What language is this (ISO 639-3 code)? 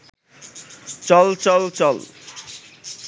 ben